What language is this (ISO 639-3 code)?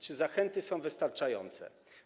pol